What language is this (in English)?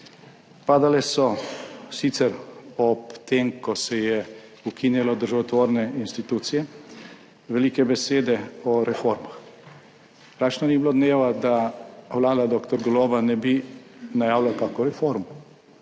Slovenian